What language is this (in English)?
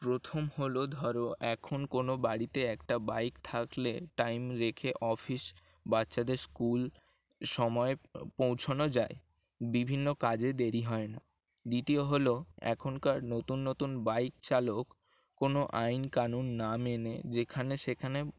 Bangla